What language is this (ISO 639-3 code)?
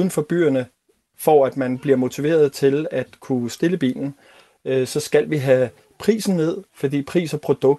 dan